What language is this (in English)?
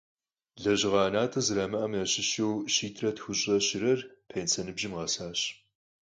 Kabardian